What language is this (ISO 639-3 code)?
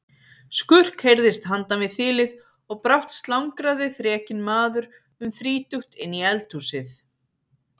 isl